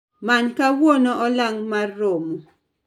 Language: Luo (Kenya and Tanzania)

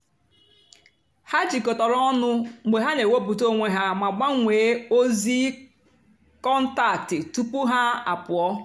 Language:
Igbo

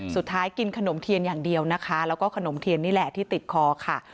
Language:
Thai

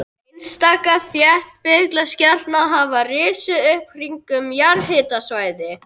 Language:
Icelandic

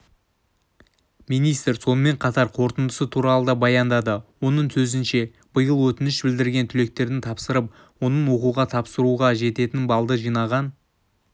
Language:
Kazakh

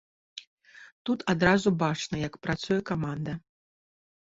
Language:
Belarusian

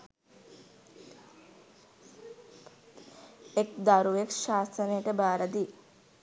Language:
Sinhala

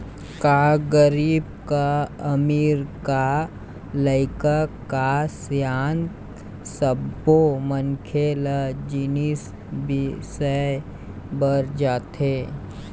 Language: Chhattisgarhi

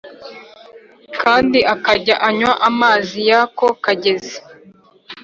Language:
Kinyarwanda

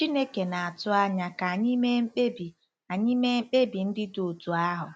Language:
Igbo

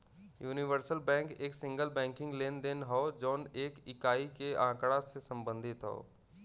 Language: Bhojpuri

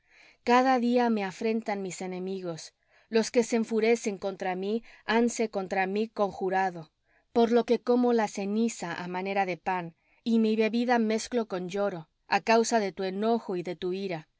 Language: Spanish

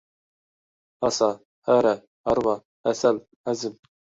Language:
Uyghur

